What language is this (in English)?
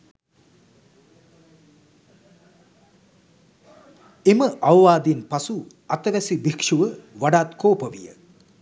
Sinhala